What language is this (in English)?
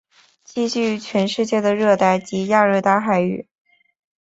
Chinese